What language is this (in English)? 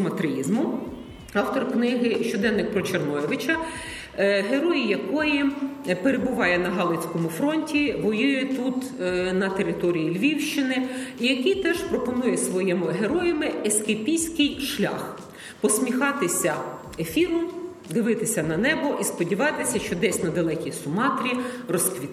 Ukrainian